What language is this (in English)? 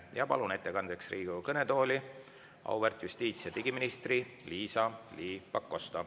Estonian